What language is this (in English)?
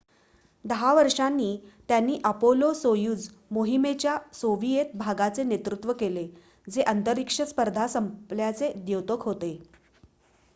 Marathi